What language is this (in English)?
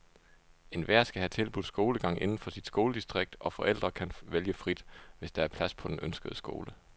Danish